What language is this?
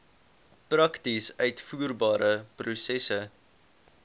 Afrikaans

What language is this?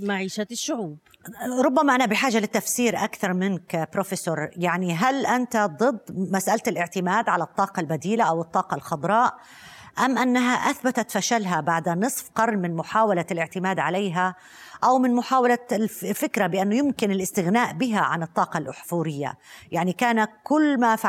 Arabic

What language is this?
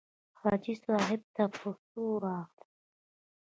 Pashto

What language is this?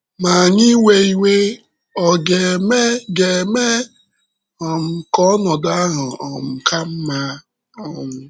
Igbo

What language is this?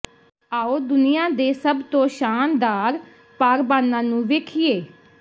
Punjabi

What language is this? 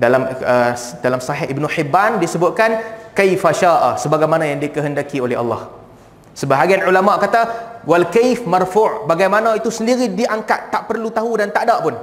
Malay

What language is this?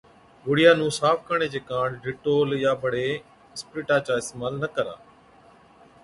Od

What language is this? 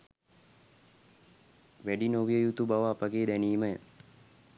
Sinhala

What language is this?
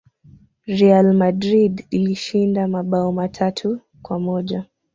Swahili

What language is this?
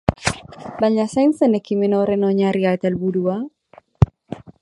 Basque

